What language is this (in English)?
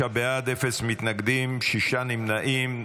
Hebrew